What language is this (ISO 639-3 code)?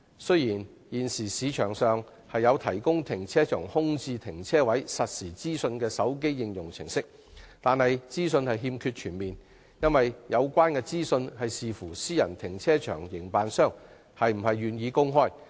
yue